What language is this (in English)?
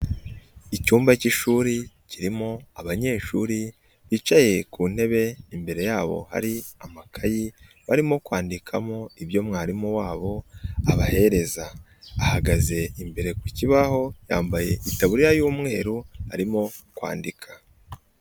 Kinyarwanda